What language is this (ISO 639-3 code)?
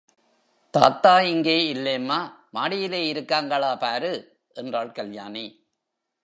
tam